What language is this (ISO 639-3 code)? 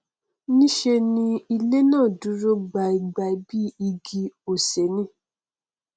yor